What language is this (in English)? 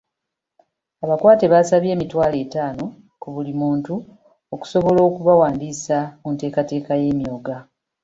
Ganda